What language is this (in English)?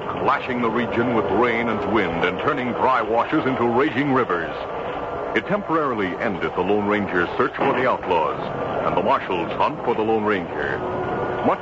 English